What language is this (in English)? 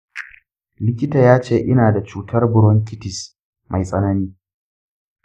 Hausa